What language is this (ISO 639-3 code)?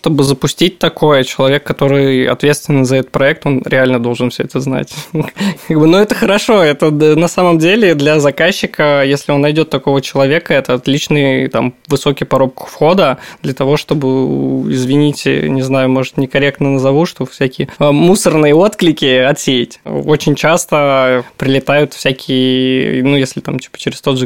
rus